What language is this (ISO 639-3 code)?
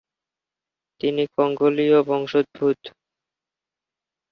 ben